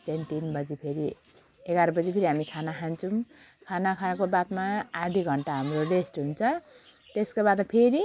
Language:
Nepali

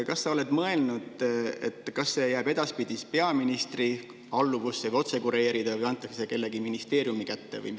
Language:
Estonian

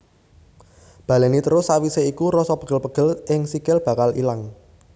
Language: Javanese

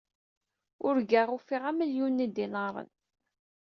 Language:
Kabyle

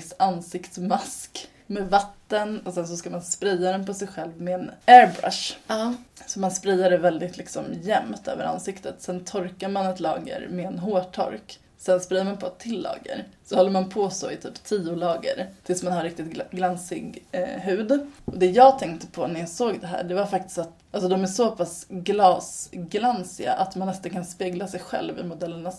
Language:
Swedish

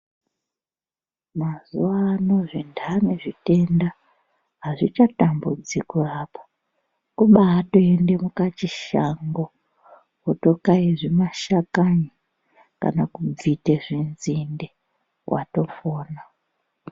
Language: Ndau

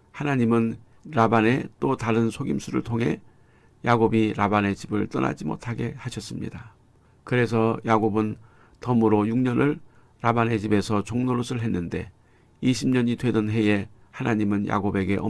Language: Korean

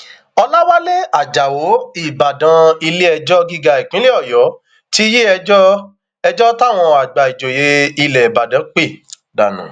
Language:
Yoruba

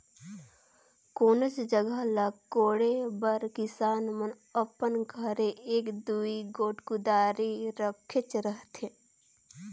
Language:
Chhattisgarhi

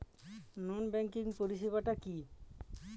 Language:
Bangla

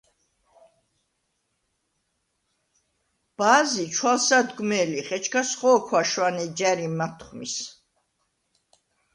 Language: Svan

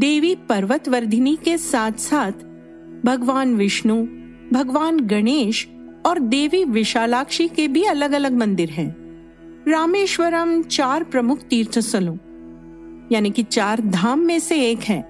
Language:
Hindi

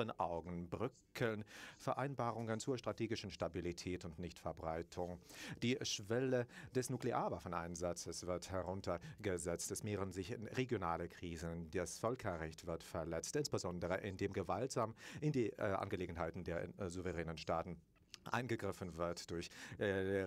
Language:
German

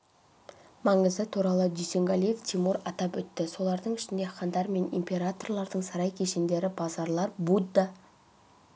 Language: Kazakh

